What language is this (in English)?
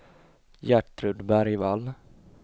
Swedish